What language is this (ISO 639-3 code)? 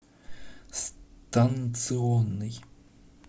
rus